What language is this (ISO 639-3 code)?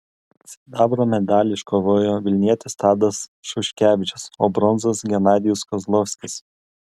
lit